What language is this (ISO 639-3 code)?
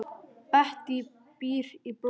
isl